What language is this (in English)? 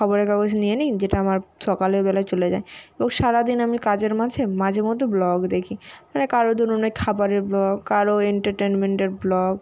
Bangla